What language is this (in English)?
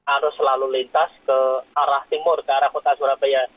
Indonesian